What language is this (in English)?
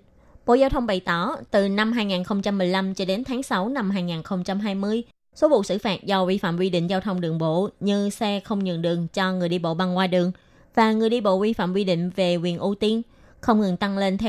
Vietnamese